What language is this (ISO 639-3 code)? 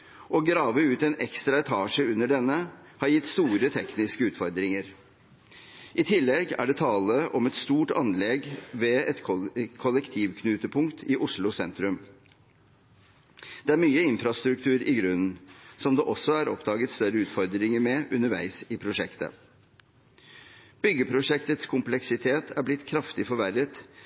nob